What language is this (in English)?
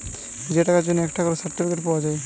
Bangla